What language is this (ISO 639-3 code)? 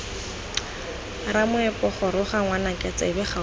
tsn